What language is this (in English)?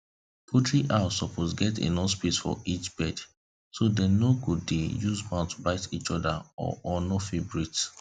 Nigerian Pidgin